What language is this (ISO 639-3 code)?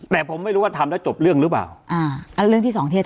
tha